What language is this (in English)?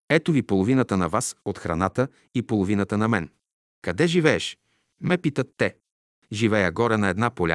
Bulgarian